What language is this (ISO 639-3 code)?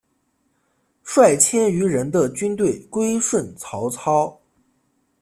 zho